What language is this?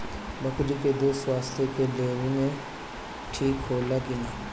Bhojpuri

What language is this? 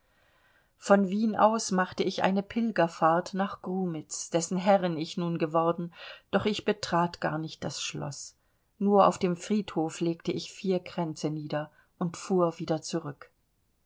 German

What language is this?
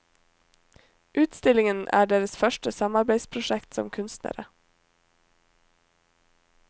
Norwegian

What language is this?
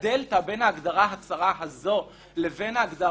Hebrew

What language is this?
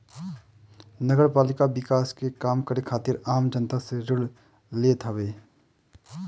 Bhojpuri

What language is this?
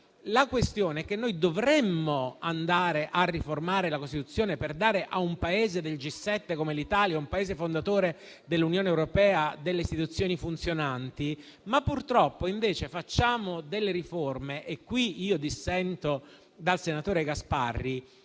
Italian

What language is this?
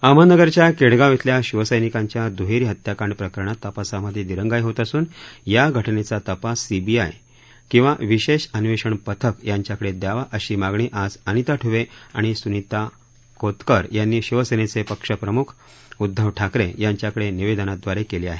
Marathi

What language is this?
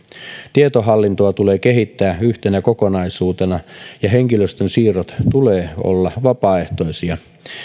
Finnish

